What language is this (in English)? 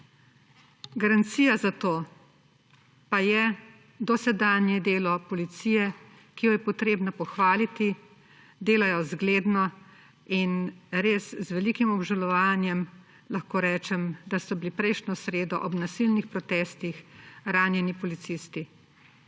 Slovenian